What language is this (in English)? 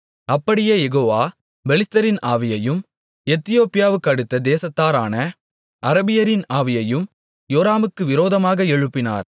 Tamil